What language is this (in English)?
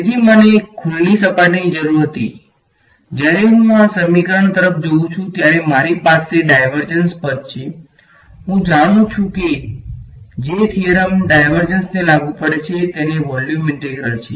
Gujarati